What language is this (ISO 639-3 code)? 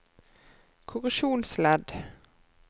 nor